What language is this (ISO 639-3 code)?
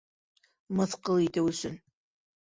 bak